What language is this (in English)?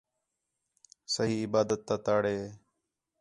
Khetrani